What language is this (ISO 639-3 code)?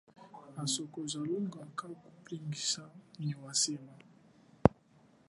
cjk